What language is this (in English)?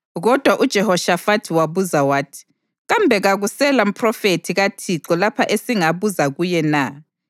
North Ndebele